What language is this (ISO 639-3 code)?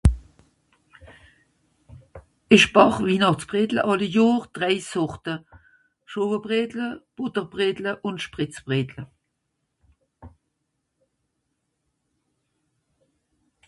gsw